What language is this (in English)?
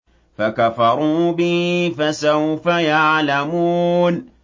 Arabic